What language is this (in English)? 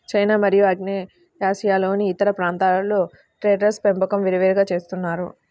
Telugu